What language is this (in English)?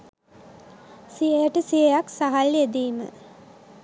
Sinhala